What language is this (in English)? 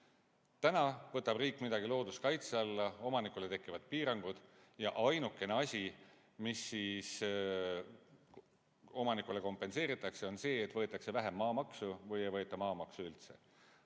Estonian